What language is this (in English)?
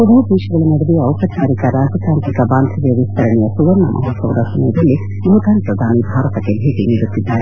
Kannada